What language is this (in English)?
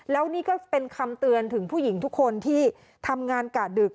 Thai